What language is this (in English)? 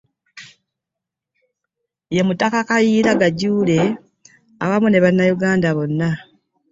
Ganda